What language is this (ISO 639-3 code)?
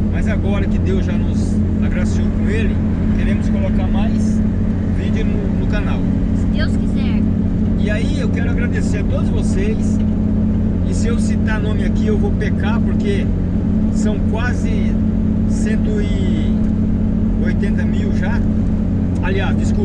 por